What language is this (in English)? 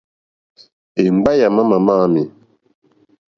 Mokpwe